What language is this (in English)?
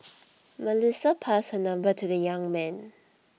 English